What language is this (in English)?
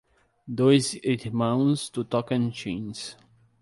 Portuguese